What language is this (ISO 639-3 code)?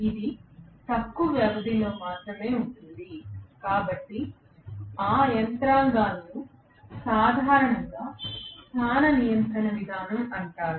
tel